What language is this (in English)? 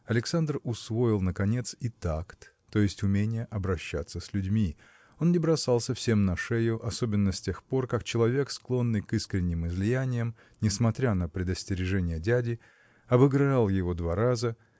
Russian